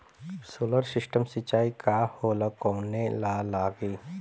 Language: Bhojpuri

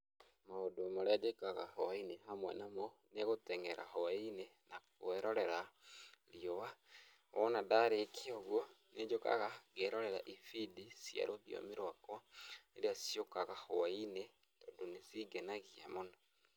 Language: Kikuyu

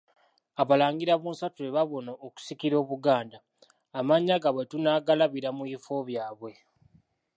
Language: Ganda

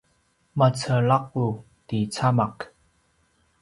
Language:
Paiwan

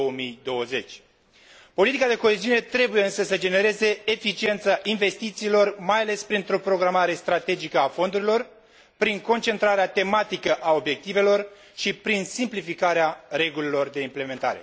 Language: Romanian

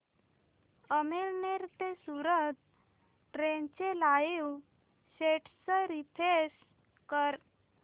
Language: Marathi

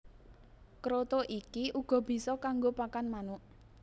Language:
Javanese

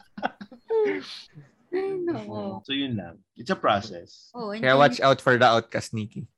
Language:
Filipino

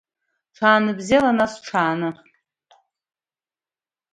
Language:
Abkhazian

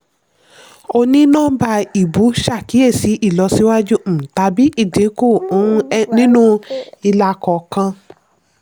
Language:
Yoruba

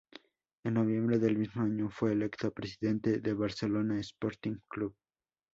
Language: Spanish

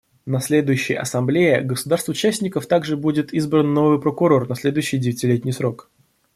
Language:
Russian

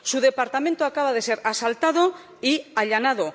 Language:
Spanish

